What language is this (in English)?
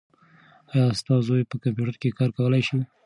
Pashto